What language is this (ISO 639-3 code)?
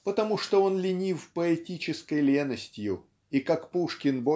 rus